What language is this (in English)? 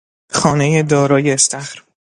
Persian